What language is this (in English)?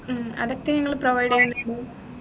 Malayalam